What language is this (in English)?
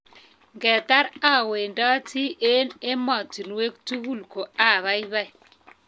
Kalenjin